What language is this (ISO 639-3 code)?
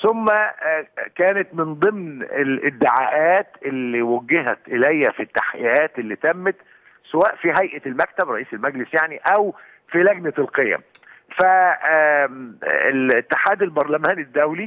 ara